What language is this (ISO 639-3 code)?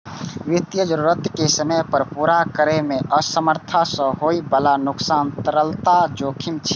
mai